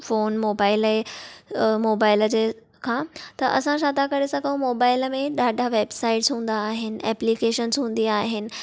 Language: Sindhi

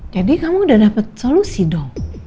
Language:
Indonesian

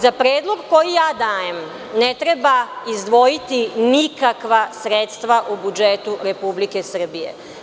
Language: Serbian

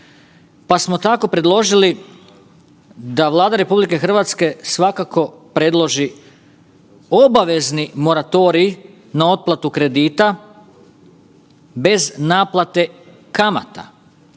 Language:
Croatian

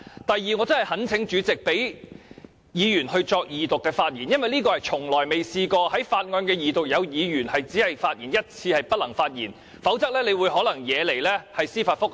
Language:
Cantonese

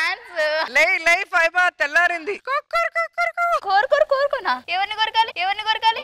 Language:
Thai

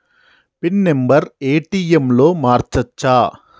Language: Telugu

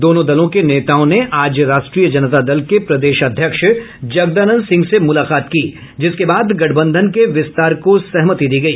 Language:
Hindi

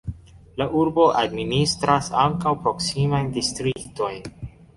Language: Esperanto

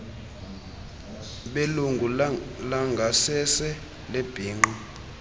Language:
Xhosa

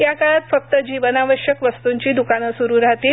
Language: Marathi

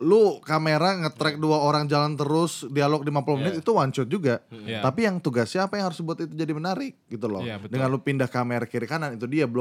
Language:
Indonesian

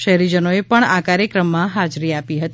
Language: Gujarati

